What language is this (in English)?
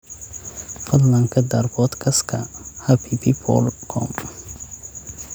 Somali